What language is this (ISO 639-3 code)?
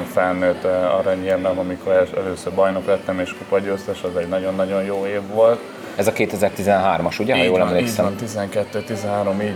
hun